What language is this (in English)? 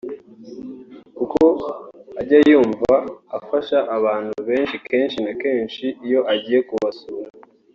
Kinyarwanda